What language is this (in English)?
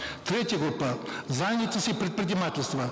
Kazakh